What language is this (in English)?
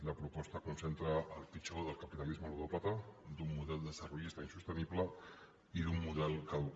Catalan